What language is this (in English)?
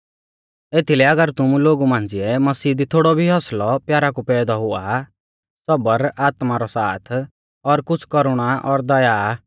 Mahasu Pahari